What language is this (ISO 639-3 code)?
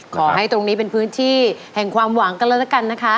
tha